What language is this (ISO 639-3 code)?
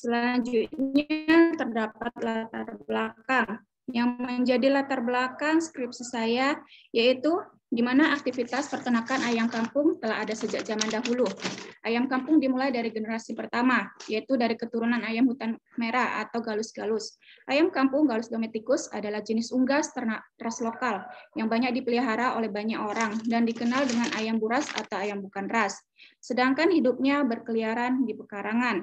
ind